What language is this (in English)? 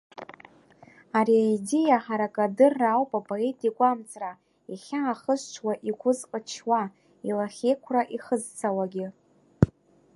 Abkhazian